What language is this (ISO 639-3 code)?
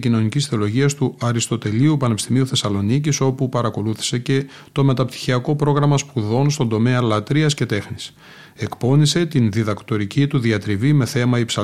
ell